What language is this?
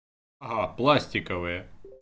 Russian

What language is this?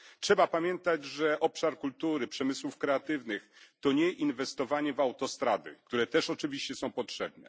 Polish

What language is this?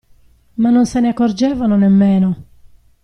Italian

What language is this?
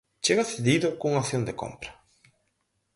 Galician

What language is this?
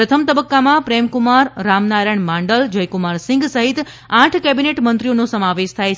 Gujarati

